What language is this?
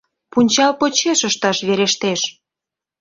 Mari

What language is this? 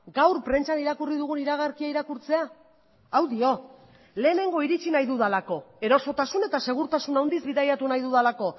Basque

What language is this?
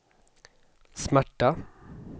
Swedish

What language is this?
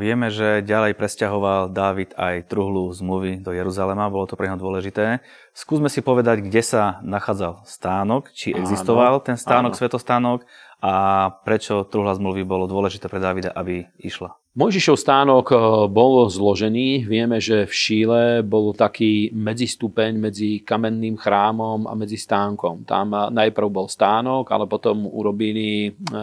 Slovak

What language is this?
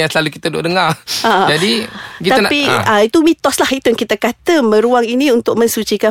Malay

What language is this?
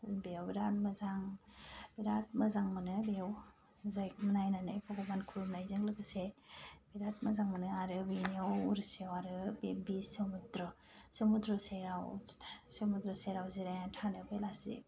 Bodo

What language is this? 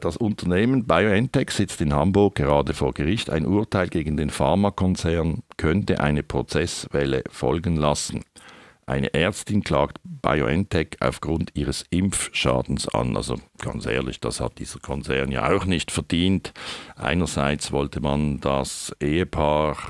German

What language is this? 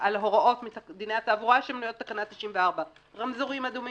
Hebrew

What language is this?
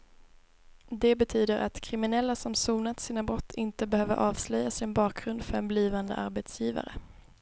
Swedish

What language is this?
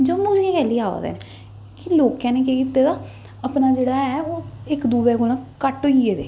Dogri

